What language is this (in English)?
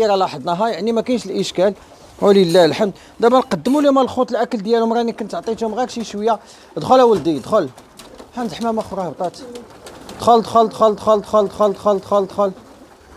Arabic